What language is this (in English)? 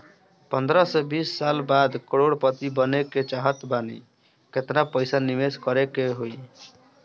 Bhojpuri